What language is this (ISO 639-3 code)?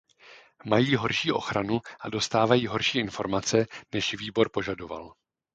ces